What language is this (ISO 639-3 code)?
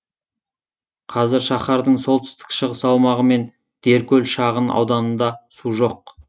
kaz